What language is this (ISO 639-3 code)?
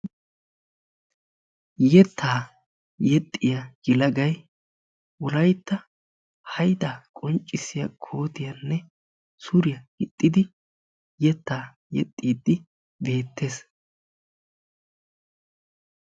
wal